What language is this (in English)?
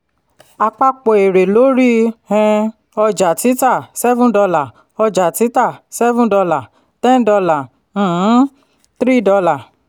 Yoruba